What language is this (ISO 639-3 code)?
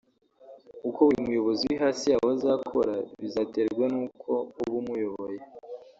kin